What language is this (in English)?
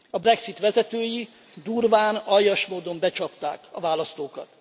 Hungarian